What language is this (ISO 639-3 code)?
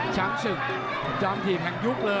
tha